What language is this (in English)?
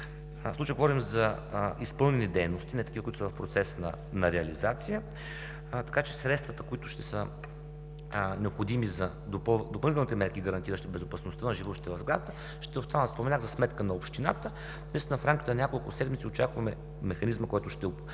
Bulgarian